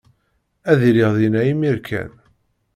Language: Kabyle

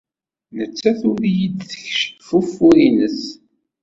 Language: Kabyle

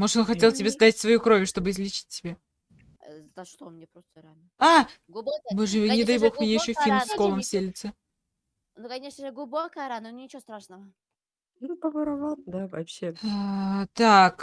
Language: Russian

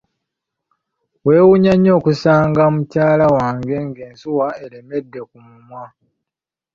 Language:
Ganda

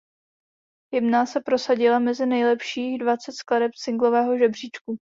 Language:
Czech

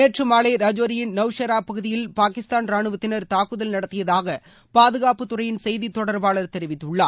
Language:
Tamil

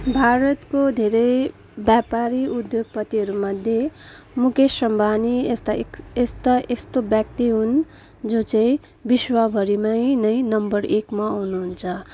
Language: Nepali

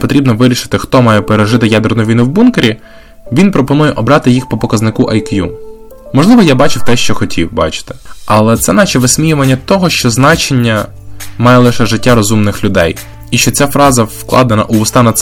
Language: Ukrainian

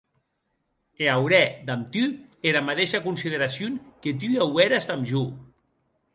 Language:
Occitan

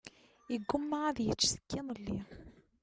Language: Kabyle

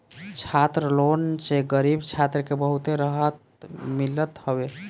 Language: Bhojpuri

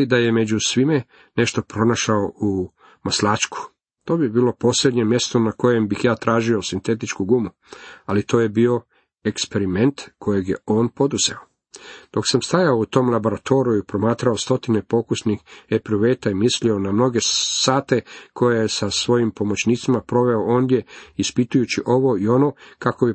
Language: Croatian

